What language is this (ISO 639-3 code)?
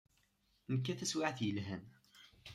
kab